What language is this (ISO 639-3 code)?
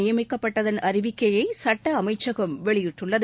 tam